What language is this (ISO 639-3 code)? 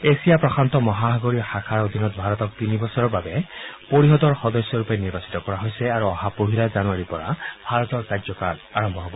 asm